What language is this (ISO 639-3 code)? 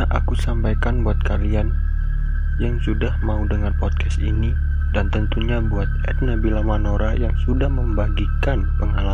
ind